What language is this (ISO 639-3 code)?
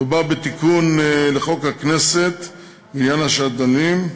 heb